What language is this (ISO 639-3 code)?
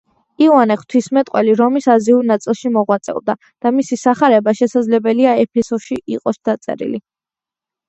kat